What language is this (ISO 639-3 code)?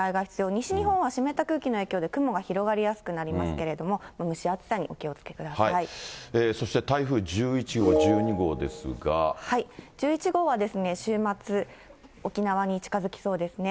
jpn